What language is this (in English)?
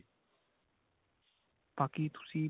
Punjabi